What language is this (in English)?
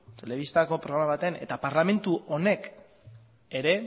Basque